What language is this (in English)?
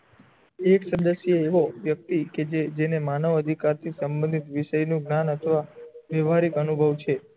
Gujarati